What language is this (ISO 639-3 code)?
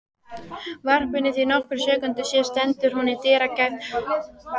isl